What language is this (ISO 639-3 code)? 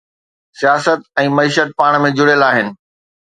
snd